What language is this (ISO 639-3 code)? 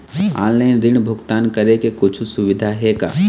hne